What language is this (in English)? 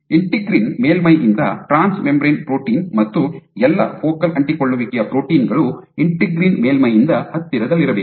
Kannada